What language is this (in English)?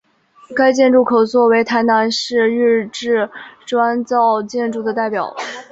Chinese